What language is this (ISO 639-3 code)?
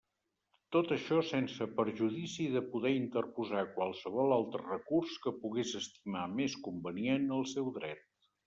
cat